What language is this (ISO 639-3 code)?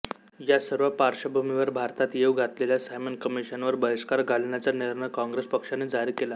mar